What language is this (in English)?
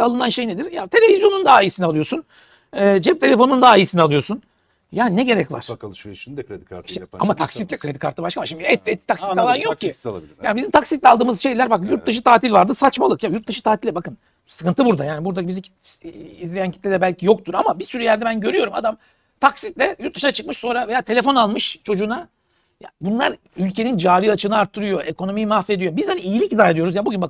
Turkish